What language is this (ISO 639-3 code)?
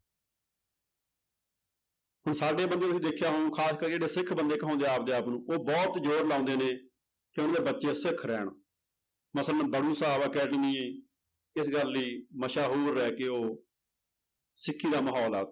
pan